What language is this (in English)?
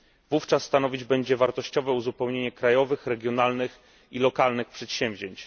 Polish